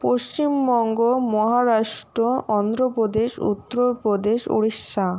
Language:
Bangla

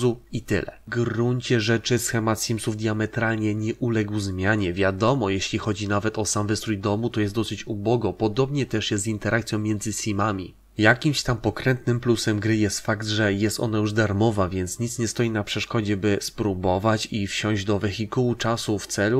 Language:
Polish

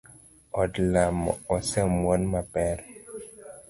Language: Luo (Kenya and Tanzania)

